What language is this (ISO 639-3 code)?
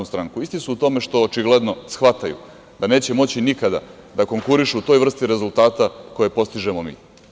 srp